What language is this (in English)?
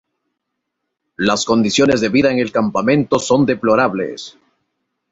Spanish